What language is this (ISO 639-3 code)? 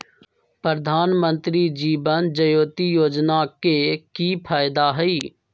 mag